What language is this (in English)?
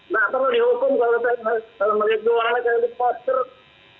Indonesian